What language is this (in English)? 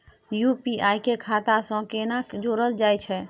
Maithili